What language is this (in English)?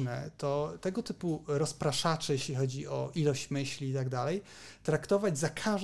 Polish